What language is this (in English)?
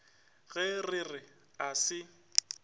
Northern Sotho